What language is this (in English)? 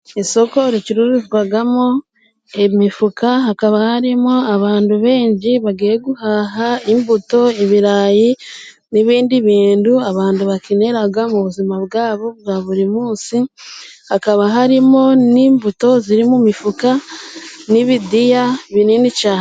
Kinyarwanda